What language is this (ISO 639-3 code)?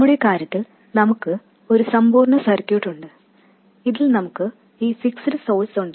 mal